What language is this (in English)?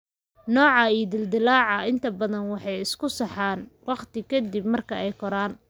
Somali